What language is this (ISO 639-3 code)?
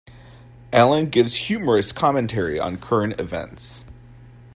eng